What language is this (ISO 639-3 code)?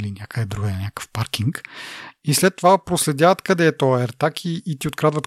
bul